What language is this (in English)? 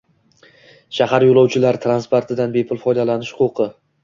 Uzbek